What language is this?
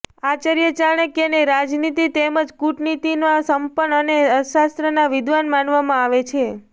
Gujarati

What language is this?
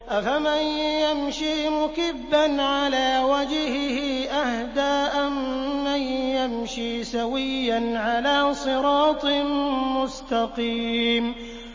Arabic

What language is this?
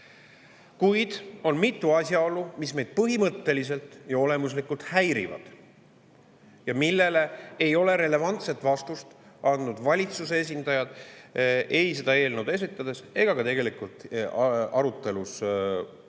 Estonian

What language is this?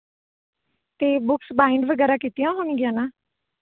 Punjabi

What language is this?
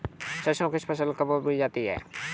Hindi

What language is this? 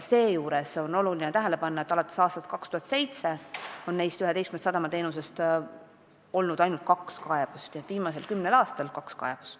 Estonian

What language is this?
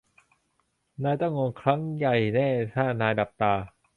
Thai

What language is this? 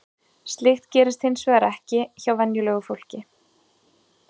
Icelandic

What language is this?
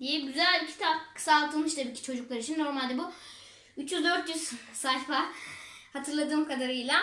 Turkish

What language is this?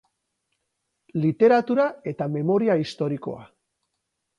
Basque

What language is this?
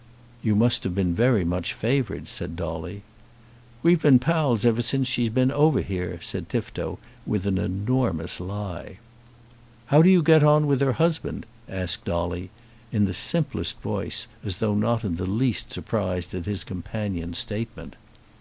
English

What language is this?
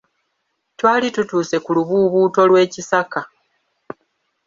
Ganda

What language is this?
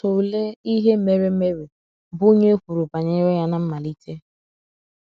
Igbo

